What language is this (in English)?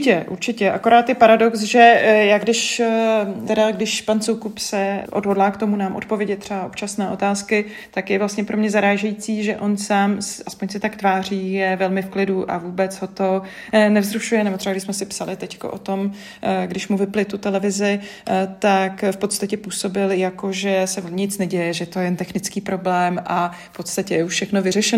Czech